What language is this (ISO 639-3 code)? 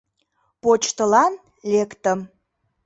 chm